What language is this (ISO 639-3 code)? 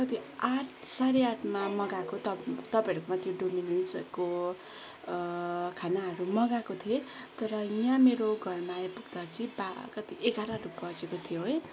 nep